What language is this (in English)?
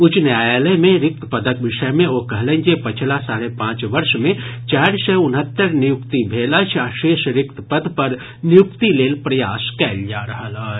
Maithili